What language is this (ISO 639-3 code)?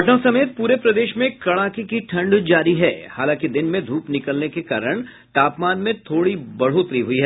hin